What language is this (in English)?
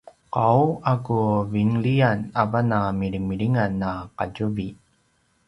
Paiwan